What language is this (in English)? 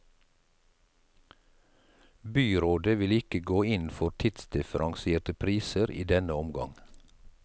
Norwegian